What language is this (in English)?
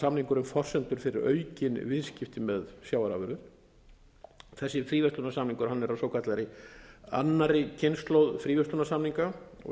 Icelandic